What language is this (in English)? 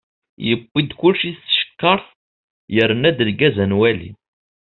Kabyle